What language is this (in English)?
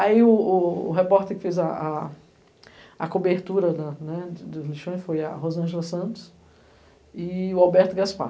Portuguese